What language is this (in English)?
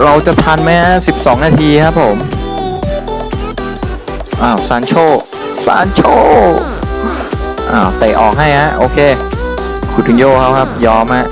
Thai